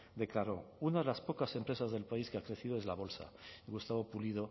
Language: Spanish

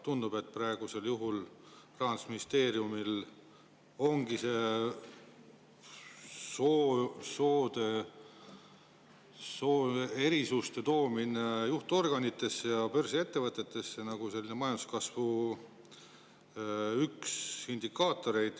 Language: Estonian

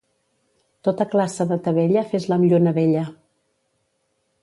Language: Catalan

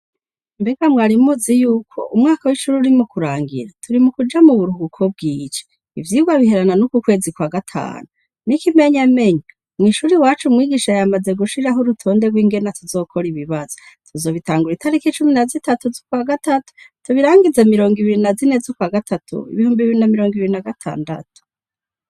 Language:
Rundi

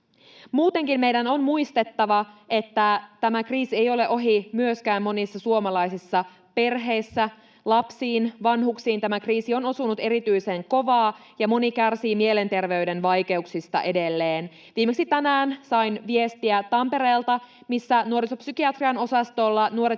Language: Finnish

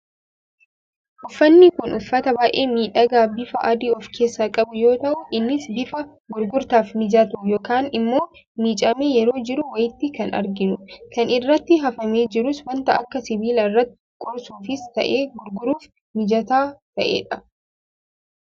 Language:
Oromo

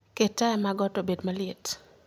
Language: Luo (Kenya and Tanzania)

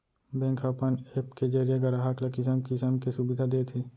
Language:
Chhattisgarhi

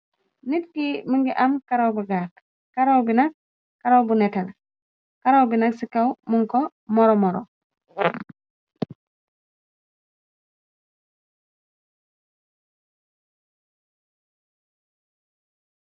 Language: Wolof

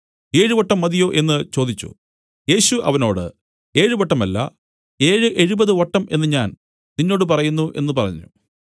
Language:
Malayalam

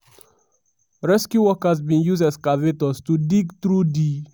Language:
Nigerian Pidgin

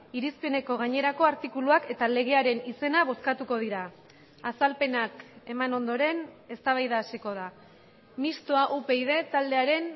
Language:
Basque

